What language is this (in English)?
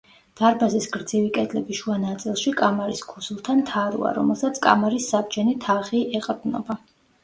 Georgian